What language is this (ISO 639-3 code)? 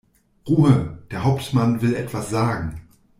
deu